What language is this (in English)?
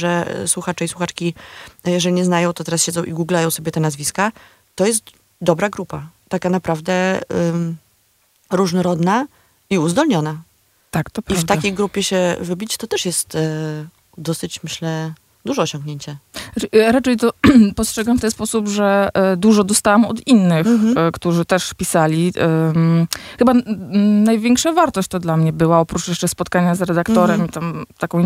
Polish